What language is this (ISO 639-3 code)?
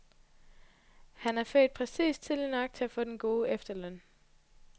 dan